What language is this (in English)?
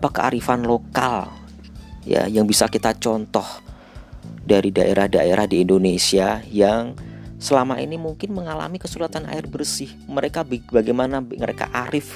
Indonesian